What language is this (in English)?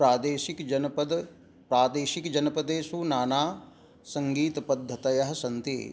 Sanskrit